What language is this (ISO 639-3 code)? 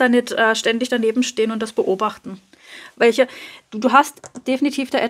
deu